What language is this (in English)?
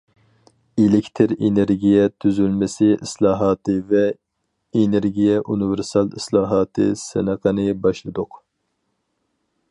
Uyghur